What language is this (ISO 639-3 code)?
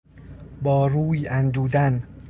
fas